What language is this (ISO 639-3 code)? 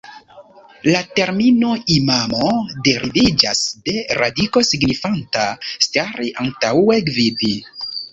epo